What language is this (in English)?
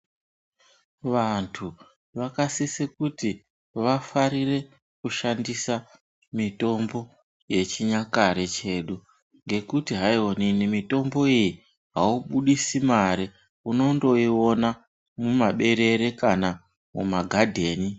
Ndau